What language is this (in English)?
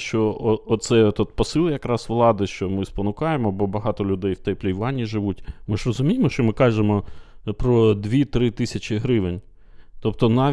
Ukrainian